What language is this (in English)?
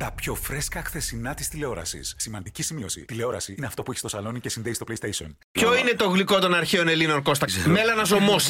Greek